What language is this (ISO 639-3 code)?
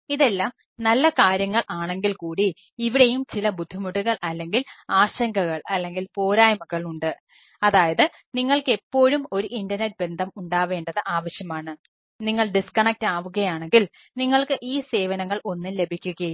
mal